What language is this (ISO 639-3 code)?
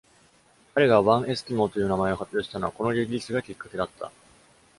jpn